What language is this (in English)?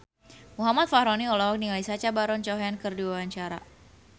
Sundanese